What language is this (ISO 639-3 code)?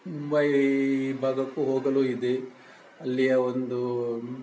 kan